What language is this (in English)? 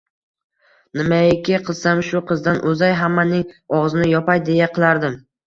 Uzbek